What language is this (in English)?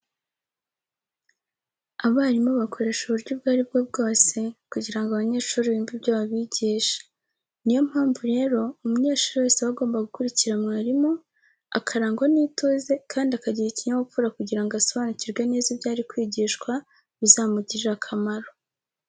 Kinyarwanda